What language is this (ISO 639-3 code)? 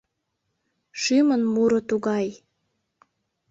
chm